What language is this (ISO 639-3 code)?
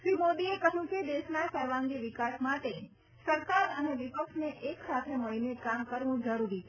guj